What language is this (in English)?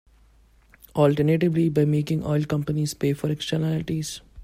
English